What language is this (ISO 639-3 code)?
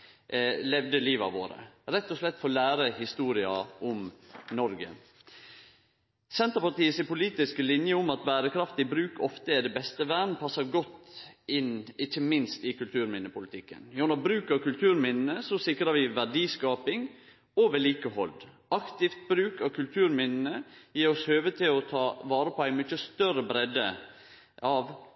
nno